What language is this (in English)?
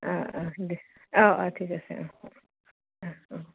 Assamese